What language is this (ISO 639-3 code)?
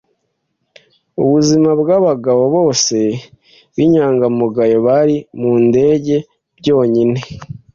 kin